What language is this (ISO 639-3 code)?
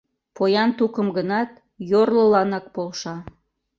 chm